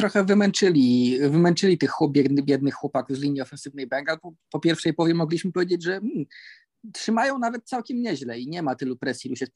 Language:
Polish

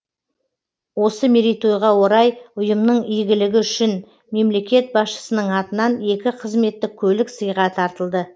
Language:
Kazakh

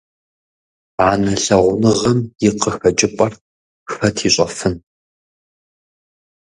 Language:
Kabardian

